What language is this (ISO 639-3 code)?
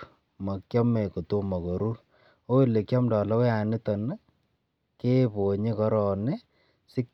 kln